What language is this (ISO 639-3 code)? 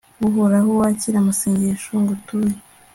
kin